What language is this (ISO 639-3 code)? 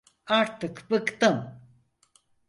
tur